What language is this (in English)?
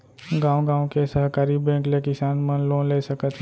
Chhattisgarhi